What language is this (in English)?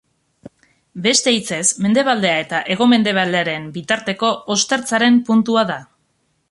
Basque